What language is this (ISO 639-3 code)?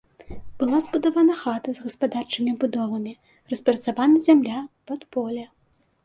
bel